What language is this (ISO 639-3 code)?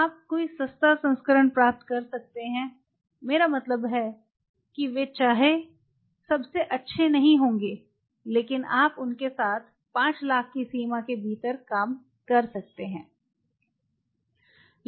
hin